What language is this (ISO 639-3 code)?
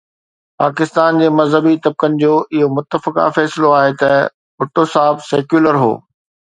snd